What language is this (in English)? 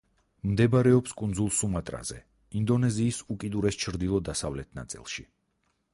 Georgian